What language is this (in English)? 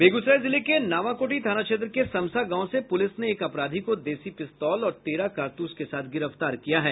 Hindi